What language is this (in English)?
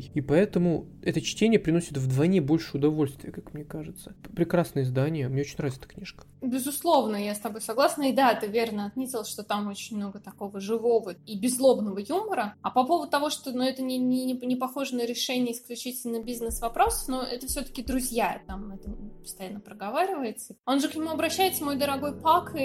Russian